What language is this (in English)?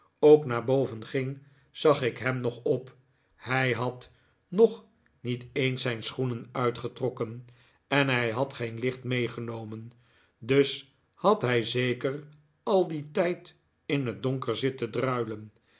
Dutch